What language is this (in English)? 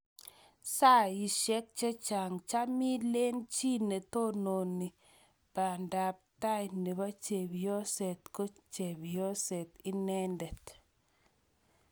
Kalenjin